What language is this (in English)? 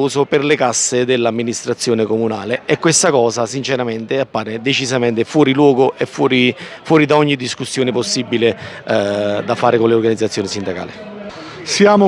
Italian